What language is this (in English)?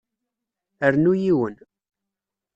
Kabyle